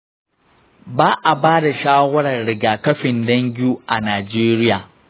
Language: Hausa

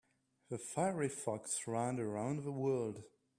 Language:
English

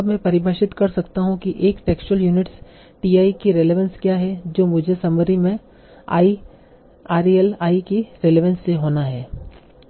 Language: Hindi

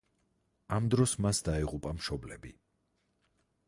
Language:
Georgian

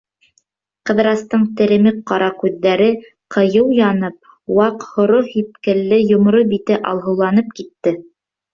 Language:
Bashkir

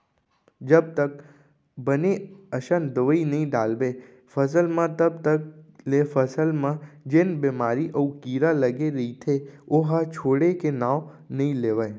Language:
Chhattisgarhi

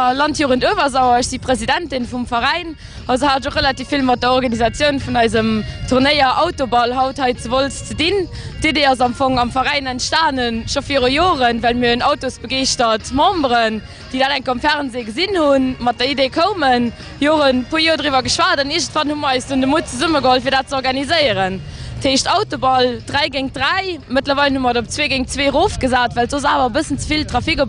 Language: German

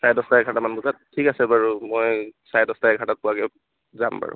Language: Assamese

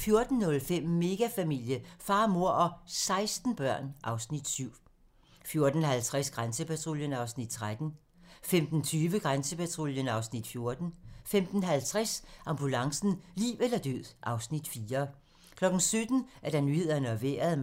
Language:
Danish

